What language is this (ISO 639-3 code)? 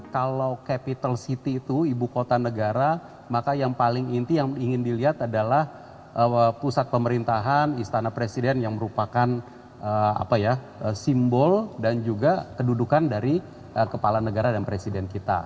ind